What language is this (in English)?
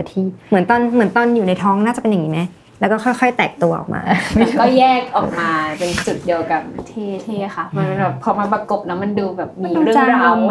Thai